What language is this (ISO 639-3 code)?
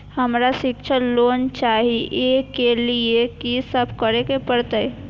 mai